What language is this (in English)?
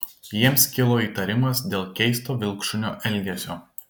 Lithuanian